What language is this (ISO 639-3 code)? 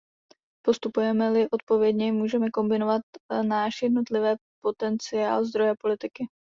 ces